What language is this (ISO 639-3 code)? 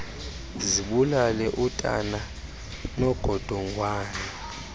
xho